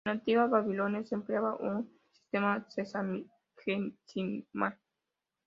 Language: Spanish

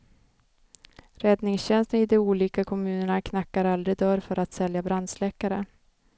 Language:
Swedish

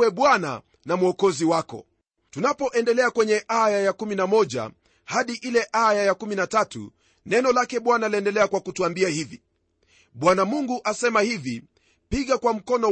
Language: Swahili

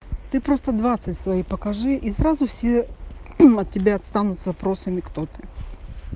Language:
Russian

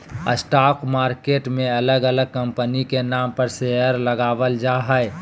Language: Magahi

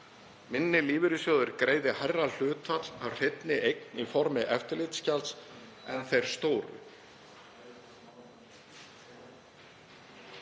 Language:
Icelandic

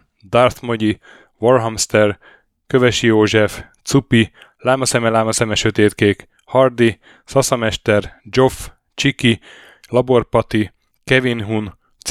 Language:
Hungarian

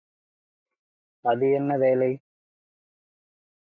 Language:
Tamil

